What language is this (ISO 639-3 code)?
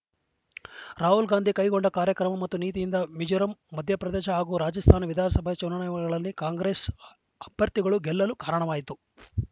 kan